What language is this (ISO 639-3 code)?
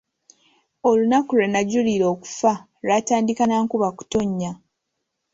lug